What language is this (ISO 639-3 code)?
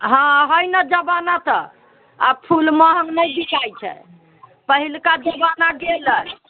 mai